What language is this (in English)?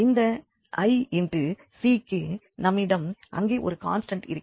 Tamil